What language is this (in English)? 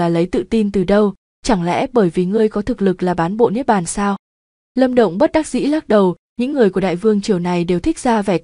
Vietnamese